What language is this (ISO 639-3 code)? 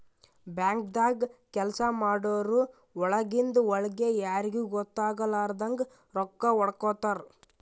kan